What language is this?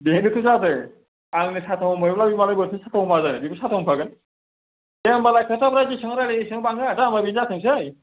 Bodo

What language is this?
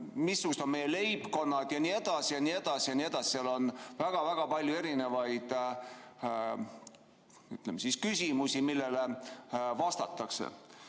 Estonian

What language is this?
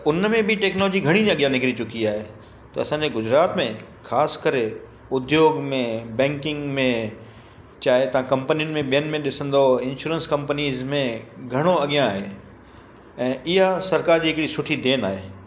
Sindhi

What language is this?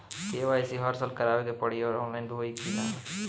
Bhojpuri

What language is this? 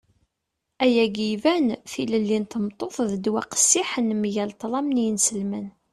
Kabyle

